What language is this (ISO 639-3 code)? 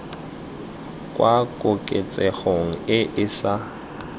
tsn